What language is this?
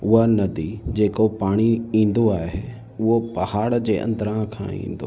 Sindhi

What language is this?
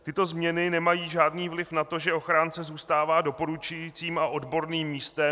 Czech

